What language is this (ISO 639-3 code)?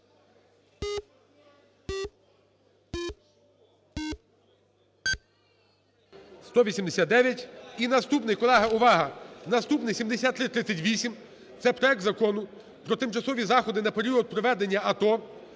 ukr